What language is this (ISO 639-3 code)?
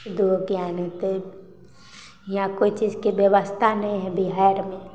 mai